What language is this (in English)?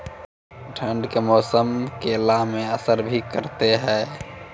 Maithili